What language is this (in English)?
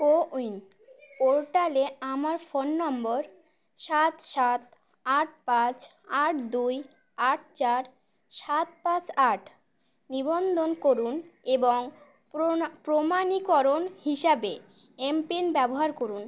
Bangla